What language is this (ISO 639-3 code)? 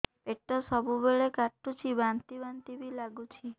ori